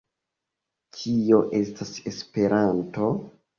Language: Esperanto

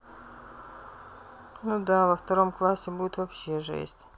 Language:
Russian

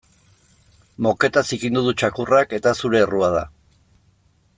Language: Basque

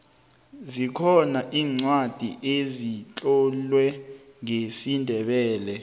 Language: South Ndebele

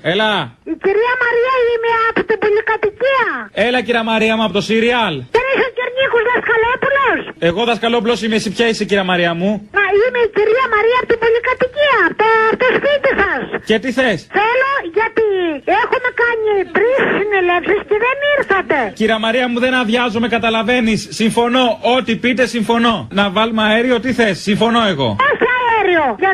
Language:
Greek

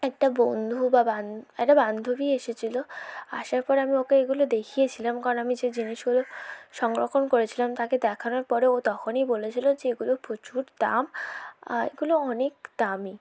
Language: Bangla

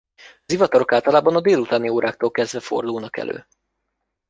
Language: Hungarian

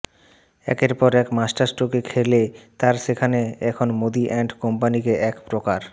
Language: Bangla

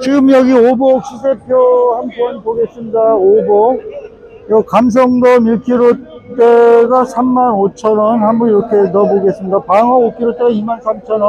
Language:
Korean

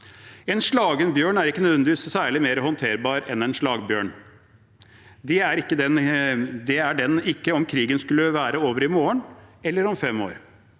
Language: Norwegian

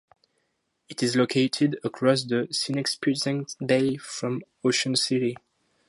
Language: English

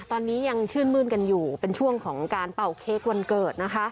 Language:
Thai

